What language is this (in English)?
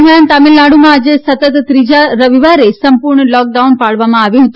Gujarati